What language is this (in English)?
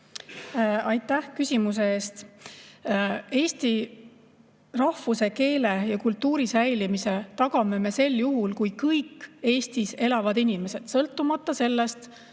Estonian